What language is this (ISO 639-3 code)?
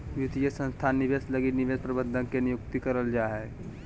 mag